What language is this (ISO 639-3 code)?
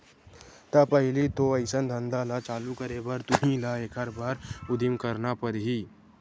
hne